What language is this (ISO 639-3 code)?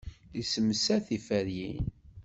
kab